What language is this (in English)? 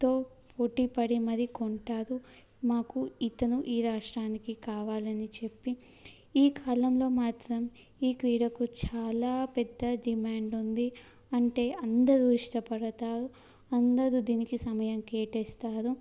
Telugu